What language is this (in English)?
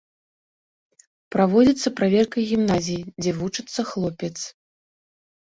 Belarusian